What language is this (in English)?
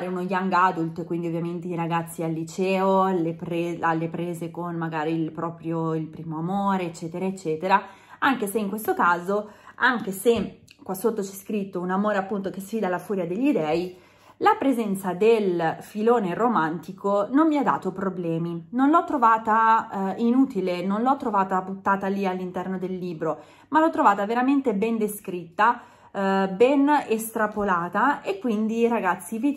Italian